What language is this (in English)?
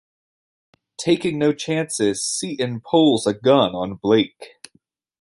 English